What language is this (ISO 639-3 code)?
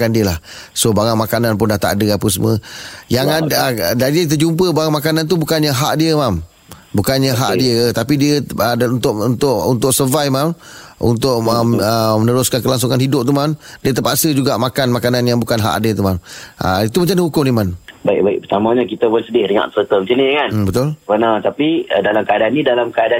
msa